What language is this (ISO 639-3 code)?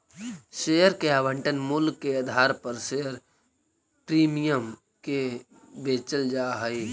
mag